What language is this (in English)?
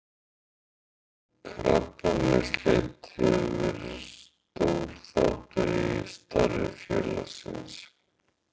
Icelandic